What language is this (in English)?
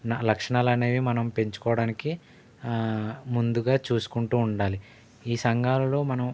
Telugu